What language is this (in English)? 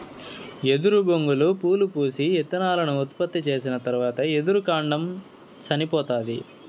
Telugu